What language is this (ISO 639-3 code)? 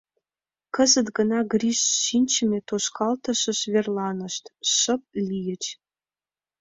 chm